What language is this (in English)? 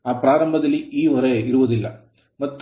Kannada